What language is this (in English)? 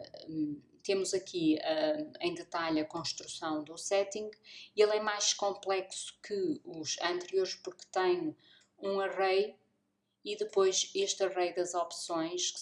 Portuguese